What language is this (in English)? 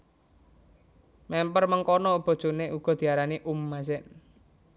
Javanese